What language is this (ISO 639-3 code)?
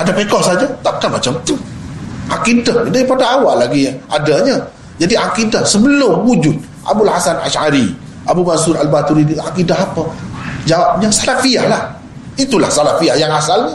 msa